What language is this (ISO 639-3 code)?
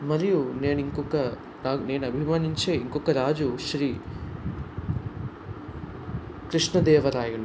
tel